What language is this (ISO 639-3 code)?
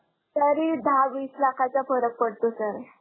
mar